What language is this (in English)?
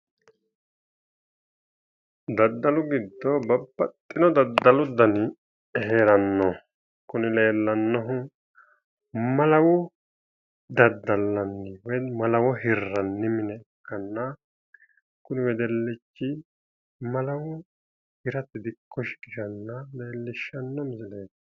Sidamo